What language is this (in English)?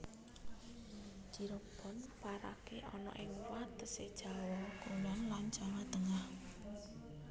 Javanese